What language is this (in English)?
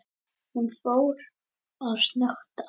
Icelandic